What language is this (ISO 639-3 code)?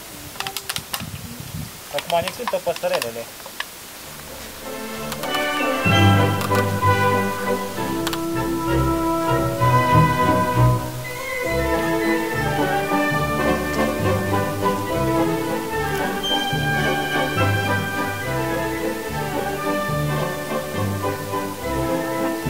ron